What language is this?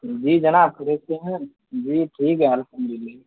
Urdu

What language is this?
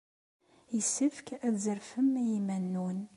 Kabyle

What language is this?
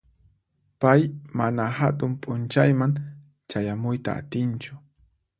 Puno Quechua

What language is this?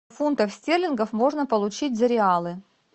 Russian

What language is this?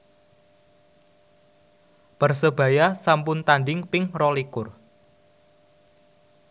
Javanese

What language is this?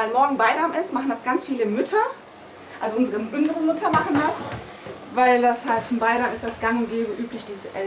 German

